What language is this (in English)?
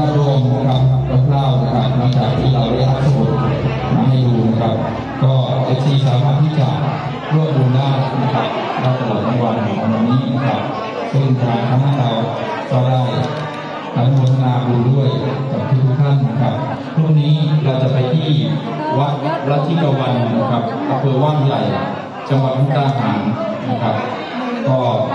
Thai